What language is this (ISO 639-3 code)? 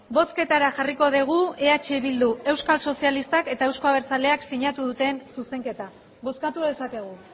eus